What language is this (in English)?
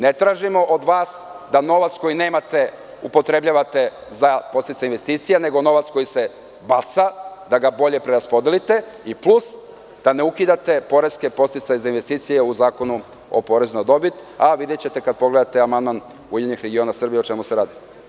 Serbian